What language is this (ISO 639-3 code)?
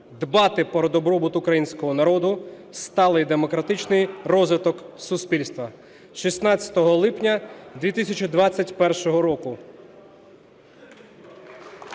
ukr